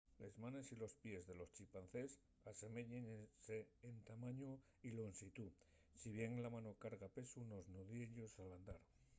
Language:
Asturian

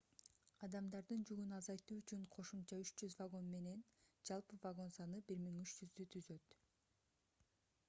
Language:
Kyrgyz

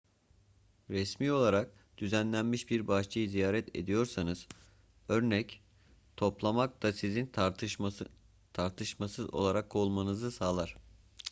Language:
Turkish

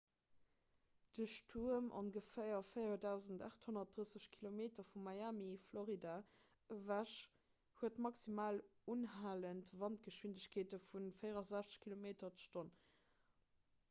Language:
Luxembourgish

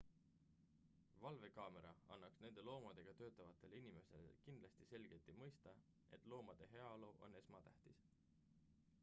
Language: Estonian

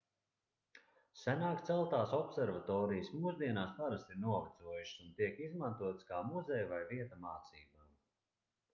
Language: Latvian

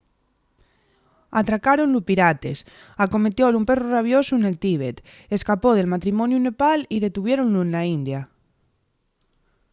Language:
Asturian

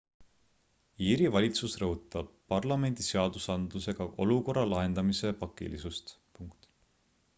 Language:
Estonian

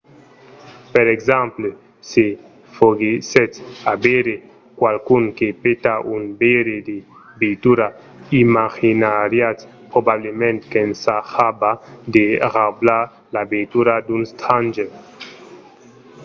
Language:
Occitan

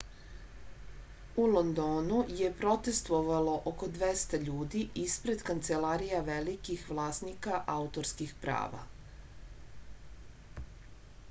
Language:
Serbian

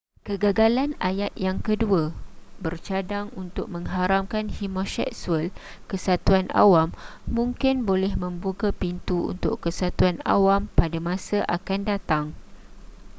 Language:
Malay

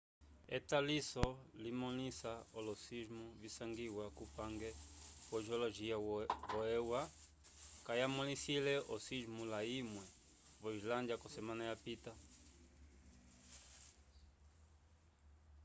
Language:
Umbundu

